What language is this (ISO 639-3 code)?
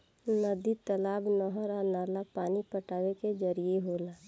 bho